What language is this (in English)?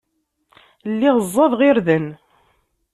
Kabyle